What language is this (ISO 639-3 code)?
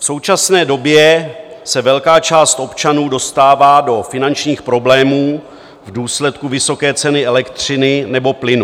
ces